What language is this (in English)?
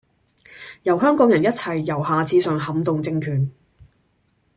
Cantonese